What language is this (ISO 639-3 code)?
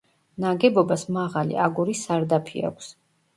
kat